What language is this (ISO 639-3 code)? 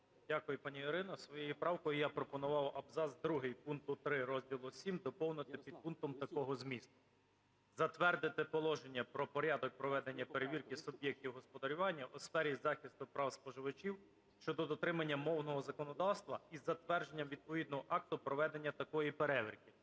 ukr